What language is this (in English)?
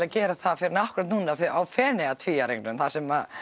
Icelandic